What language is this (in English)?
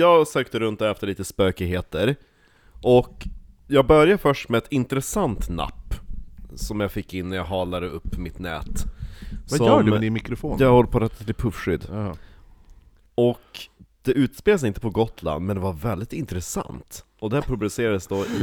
Swedish